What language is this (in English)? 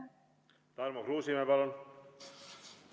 Estonian